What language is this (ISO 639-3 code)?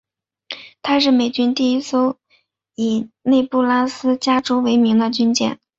zho